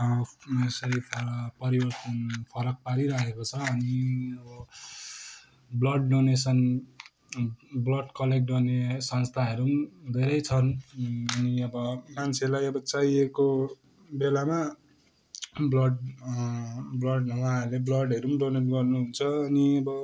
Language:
Nepali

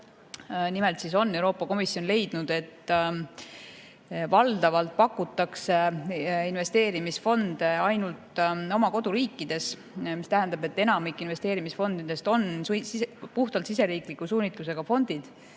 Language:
Estonian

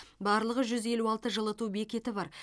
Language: Kazakh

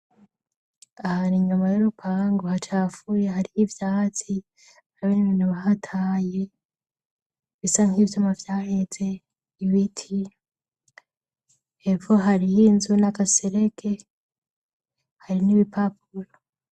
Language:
Rundi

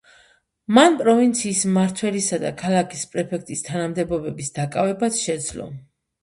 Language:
Georgian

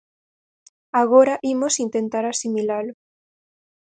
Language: Galician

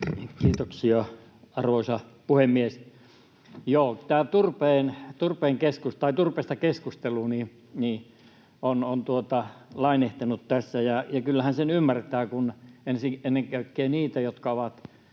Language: Finnish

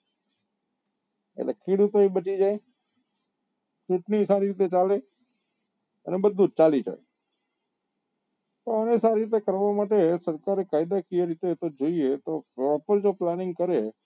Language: Gujarati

